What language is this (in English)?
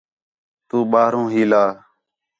Khetrani